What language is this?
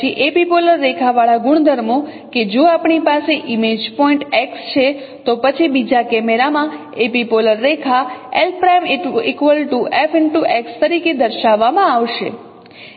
Gujarati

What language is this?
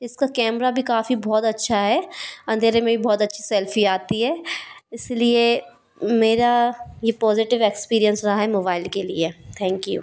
Hindi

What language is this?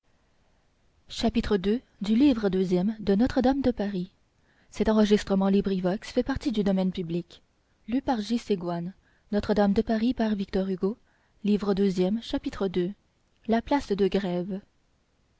French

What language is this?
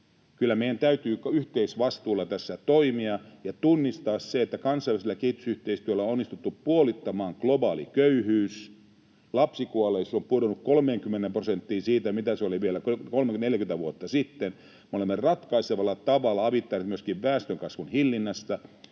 Finnish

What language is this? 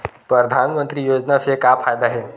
Chhattisgarhi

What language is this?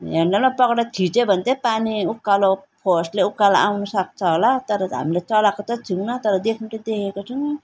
Nepali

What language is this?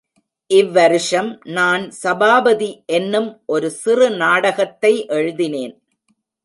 Tamil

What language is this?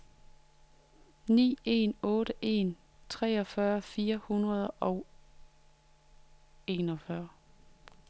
Danish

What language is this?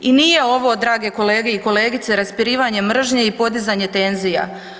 Croatian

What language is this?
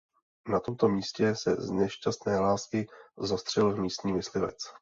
Czech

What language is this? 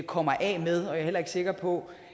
Danish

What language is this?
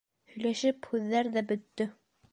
Bashkir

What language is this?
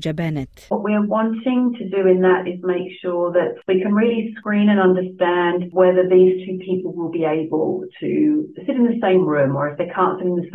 Croatian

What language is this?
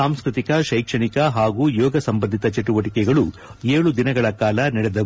Kannada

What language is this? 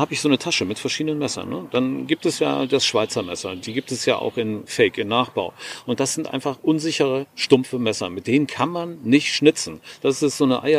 German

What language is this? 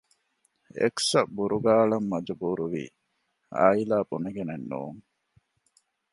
Divehi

